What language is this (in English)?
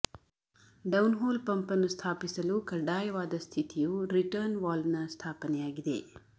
Kannada